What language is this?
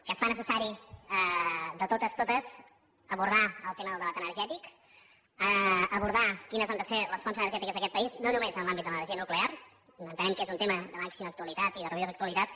Catalan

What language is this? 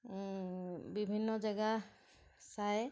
Assamese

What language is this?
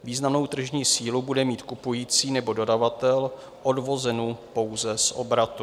Czech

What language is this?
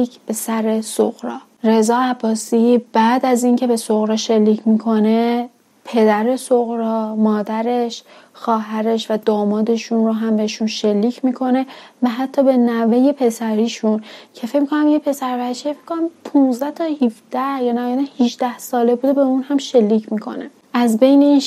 Persian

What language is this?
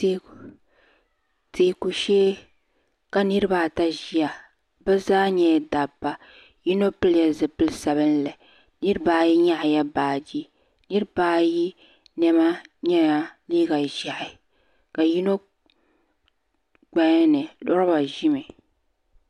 Dagbani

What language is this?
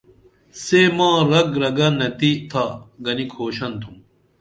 Dameli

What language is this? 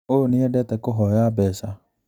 Kikuyu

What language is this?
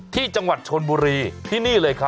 Thai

